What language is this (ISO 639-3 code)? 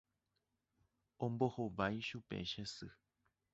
grn